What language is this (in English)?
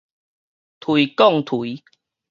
Min Nan Chinese